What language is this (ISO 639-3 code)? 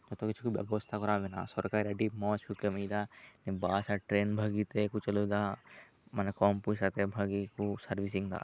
sat